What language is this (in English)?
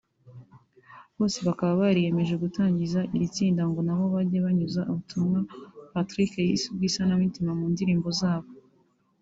Kinyarwanda